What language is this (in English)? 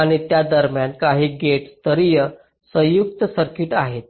Marathi